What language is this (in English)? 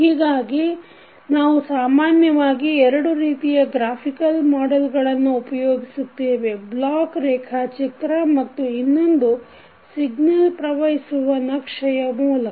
Kannada